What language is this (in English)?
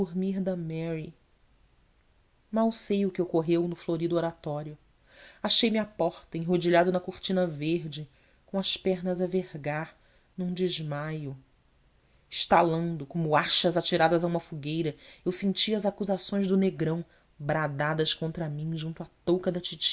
Portuguese